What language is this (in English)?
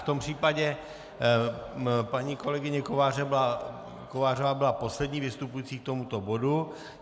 Czech